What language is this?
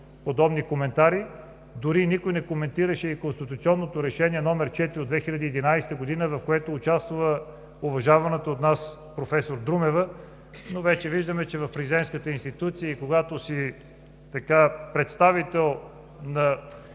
Bulgarian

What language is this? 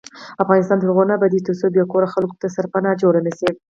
Pashto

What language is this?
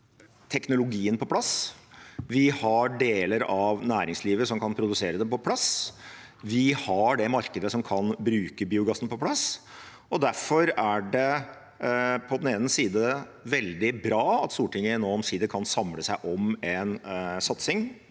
Norwegian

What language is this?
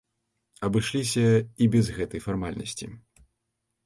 Belarusian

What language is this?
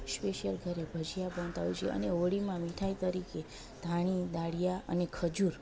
Gujarati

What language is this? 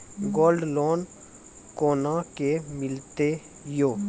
Maithili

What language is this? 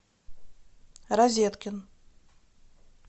Russian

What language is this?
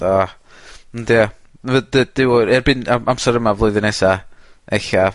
Welsh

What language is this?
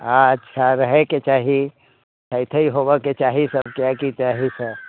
Maithili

